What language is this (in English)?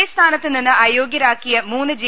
Malayalam